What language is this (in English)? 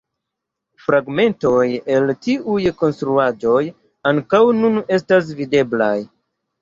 Esperanto